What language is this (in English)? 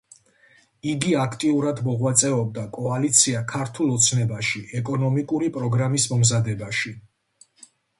Georgian